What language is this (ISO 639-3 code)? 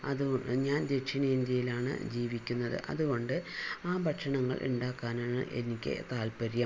mal